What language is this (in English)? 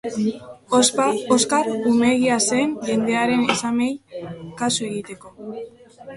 Basque